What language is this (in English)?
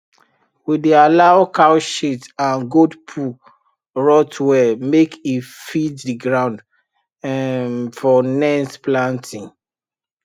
Nigerian Pidgin